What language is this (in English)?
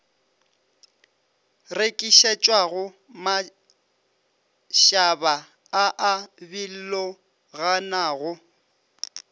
Northern Sotho